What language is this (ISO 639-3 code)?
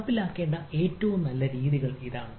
mal